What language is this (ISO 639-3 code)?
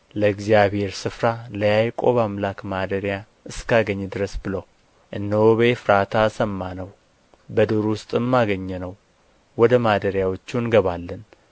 amh